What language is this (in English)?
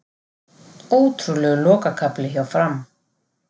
Icelandic